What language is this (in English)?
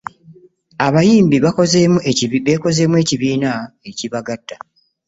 Ganda